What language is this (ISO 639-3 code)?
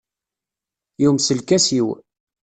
kab